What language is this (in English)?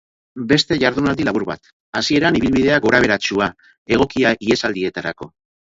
Basque